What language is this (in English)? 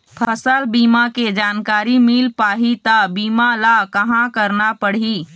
Chhattisgarhi